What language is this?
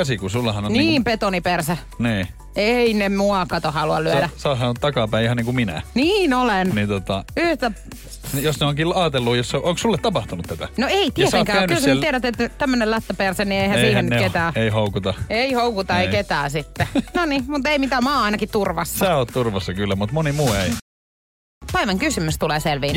Finnish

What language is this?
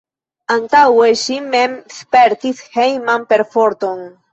Esperanto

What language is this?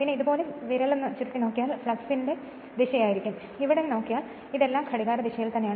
Malayalam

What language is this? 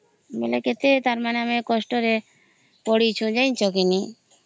Odia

